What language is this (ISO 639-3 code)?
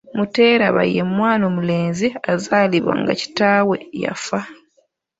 lug